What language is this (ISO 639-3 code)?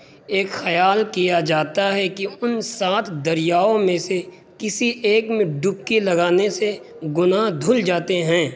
urd